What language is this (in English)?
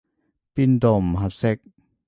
Cantonese